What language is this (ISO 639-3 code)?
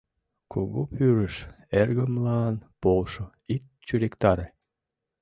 chm